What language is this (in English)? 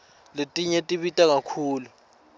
Swati